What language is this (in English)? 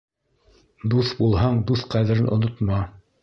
Bashkir